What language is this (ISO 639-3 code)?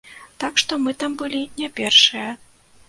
bel